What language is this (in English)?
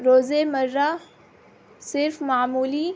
Urdu